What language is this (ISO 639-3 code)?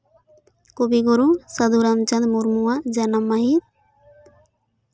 sat